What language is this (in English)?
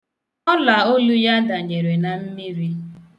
Igbo